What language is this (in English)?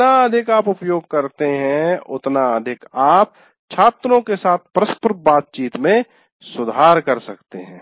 Hindi